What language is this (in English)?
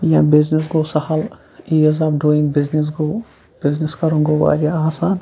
Kashmiri